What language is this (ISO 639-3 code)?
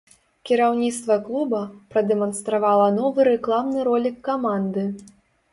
bel